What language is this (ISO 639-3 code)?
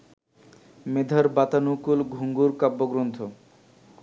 ben